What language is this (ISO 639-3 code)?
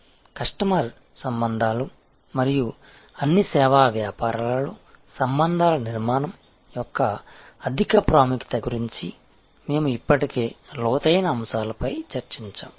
tel